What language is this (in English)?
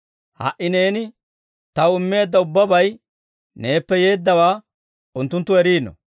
Dawro